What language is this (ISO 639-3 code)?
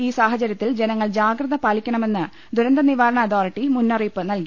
mal